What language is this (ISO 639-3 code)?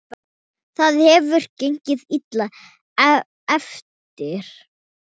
isl